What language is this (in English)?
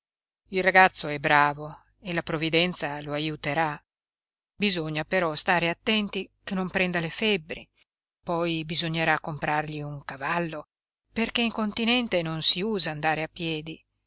Italian